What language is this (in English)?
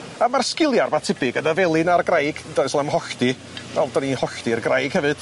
Welsh